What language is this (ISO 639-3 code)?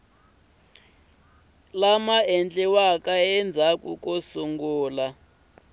tso